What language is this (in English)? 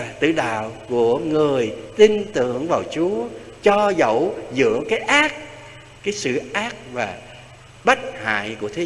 Vietnamese